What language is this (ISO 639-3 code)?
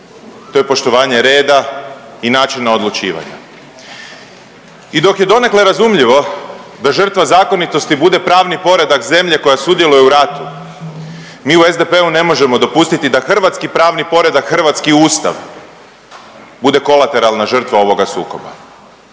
hrv